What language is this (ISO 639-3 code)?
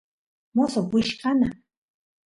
qus